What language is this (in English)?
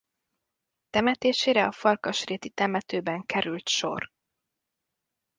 Hungarian